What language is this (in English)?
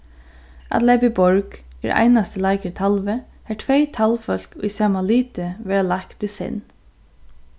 Faroese